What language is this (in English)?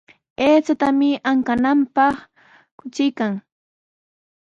Sihuas Ancash Quechua